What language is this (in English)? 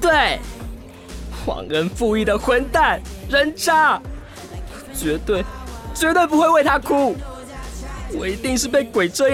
Chinese